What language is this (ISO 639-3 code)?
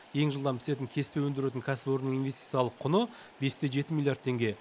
kaz